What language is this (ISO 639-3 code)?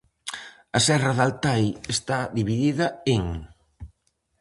glg